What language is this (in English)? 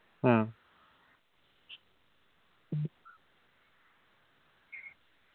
Malayalam